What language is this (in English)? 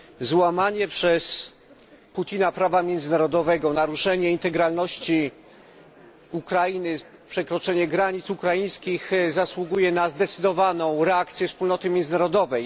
Polish